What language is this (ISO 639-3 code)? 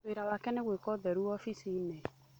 kik